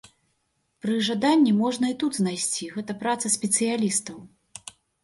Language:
Belarusian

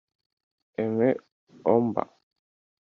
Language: Kinyarwanda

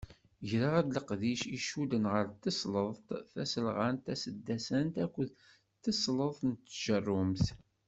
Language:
Kabyle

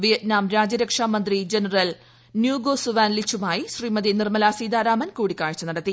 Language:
Malayalam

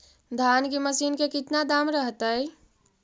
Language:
Magahi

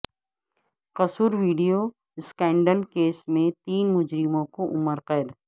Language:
Urdu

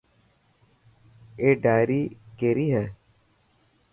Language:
Dhatki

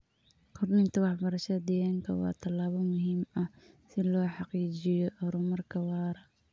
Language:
Somali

